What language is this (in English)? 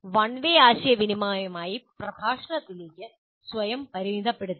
Malayalam